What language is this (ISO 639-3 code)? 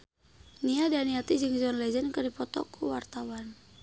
sun